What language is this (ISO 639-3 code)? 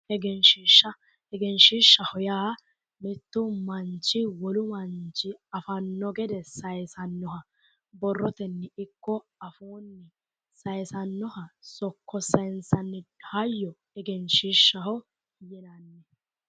sid